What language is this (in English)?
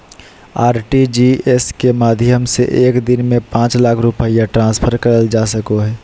Magahi